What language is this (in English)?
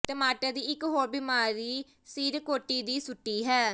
Punjabi